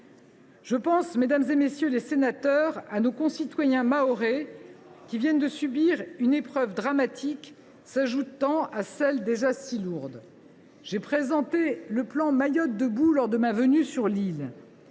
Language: French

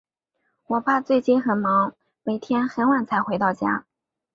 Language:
Chinese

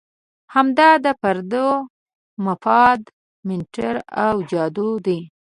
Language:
Pashto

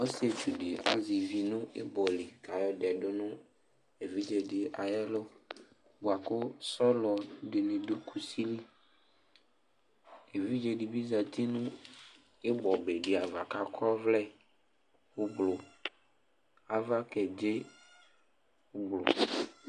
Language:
Ikposo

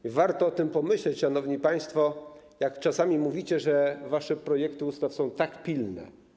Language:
Polish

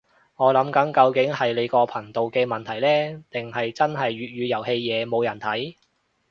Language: Cantonese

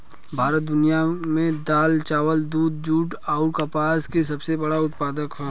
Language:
Bhojpuri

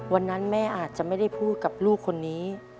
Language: Thai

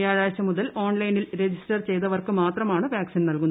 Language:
Malayalam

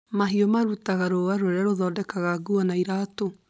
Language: Kikuyu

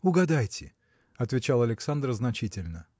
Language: Russian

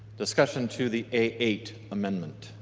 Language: English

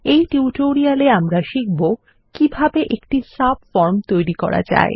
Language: Bangla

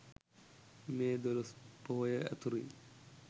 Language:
Sinhala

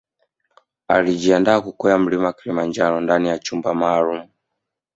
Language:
Swahili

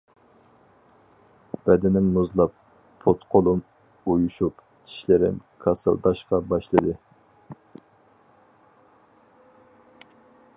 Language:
Uyghur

